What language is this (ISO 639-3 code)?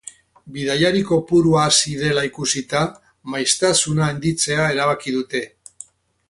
eus